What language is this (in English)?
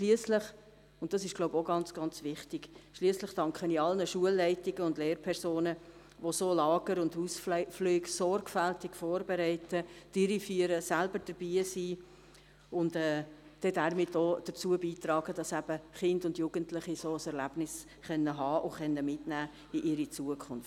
Swiss German